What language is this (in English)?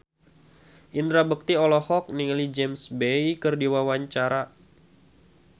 Sundanese